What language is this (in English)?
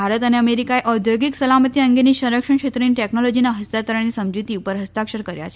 Gujarati